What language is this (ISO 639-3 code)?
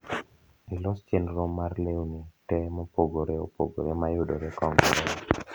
luo